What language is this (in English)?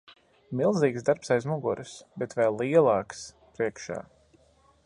Latvian